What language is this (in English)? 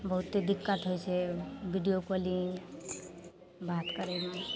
Maithili